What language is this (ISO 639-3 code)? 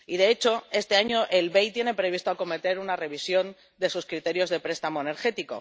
spa